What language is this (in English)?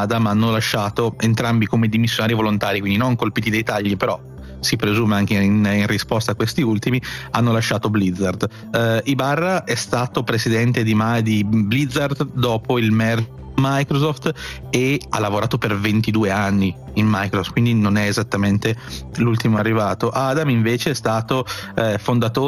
Italian